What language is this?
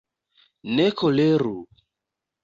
Esperanto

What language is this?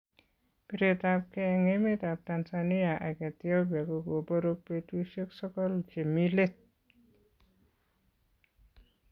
Kalenjin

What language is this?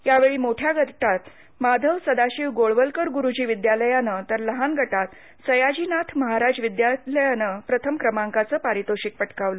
Marathi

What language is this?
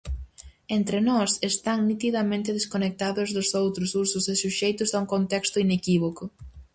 Galician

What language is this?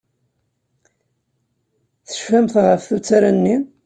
Kabyle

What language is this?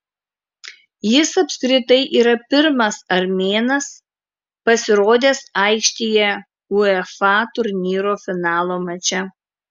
Lithuanian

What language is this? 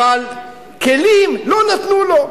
Hebrew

